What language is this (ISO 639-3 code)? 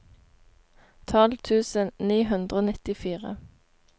nor